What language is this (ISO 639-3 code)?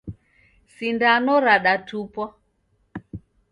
dav